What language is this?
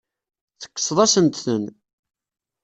Kabyle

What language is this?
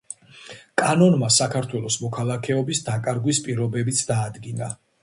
Georgian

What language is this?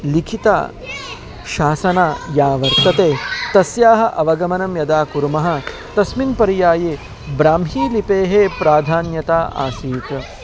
Sanskrit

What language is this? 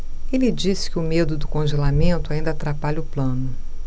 Portuguese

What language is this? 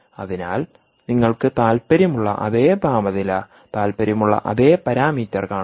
Malayalam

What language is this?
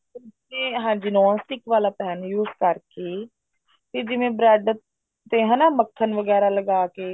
Punjabi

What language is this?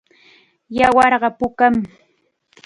Chiquián Ancash Quechua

